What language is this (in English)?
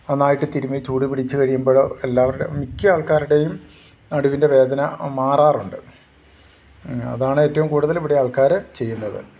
Malayalam